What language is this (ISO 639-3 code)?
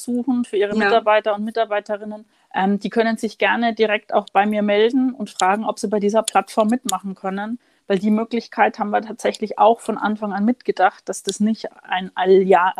deu